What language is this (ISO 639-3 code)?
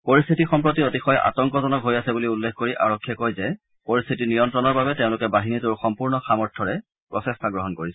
asm